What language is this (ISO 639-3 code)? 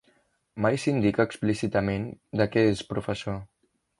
cat